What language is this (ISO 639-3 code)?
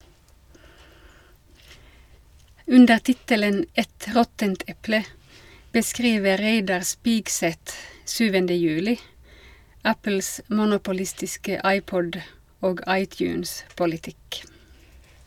nor